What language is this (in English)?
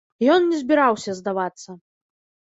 Belarusian